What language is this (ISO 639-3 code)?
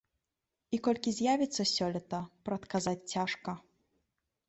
bel